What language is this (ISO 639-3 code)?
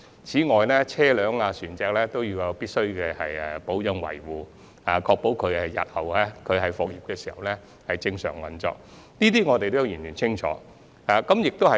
yue